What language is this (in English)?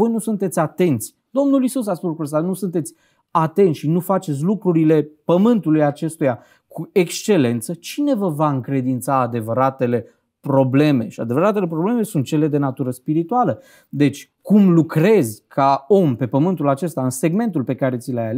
Romanian